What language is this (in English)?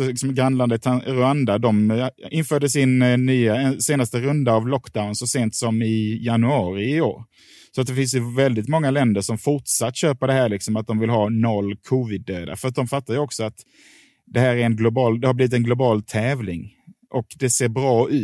Swedish